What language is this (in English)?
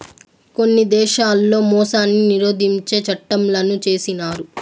Telugu